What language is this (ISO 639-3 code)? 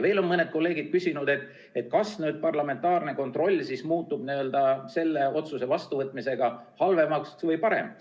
est